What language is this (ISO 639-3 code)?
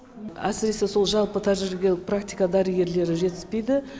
kaz